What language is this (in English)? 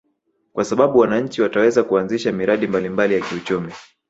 Swahili